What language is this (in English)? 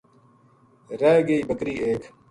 Gujari